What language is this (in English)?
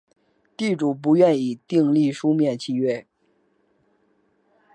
Chinese